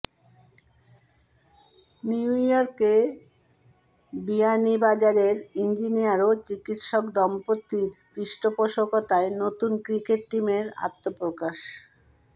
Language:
Bangla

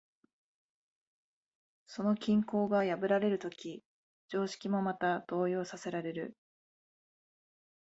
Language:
Japanese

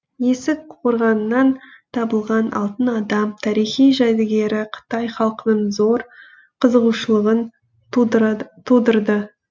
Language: Kazakh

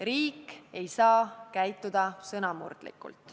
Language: Estonian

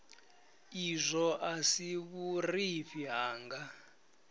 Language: Venda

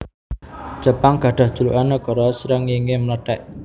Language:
Javanese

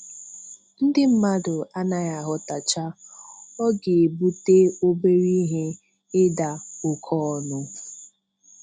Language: Igbo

